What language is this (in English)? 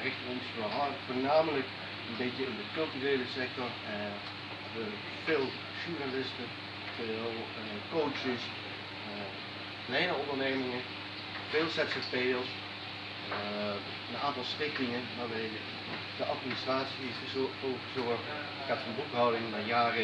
Dutch